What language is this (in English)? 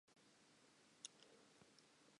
Southern Sotho